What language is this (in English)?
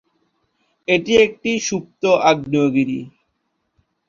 Bangla